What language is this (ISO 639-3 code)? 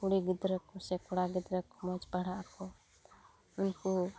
sat